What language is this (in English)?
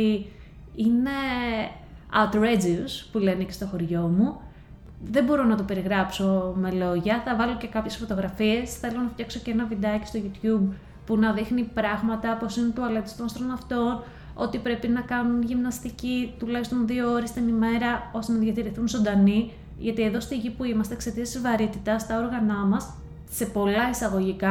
Greek